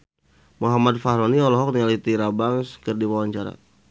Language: Sundanese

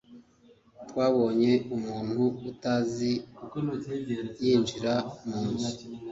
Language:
Kinyarwanda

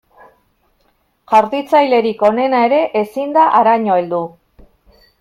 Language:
Basque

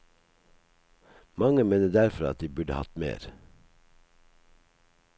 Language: Norwegian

